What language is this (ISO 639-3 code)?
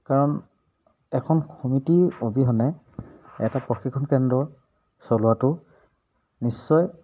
asm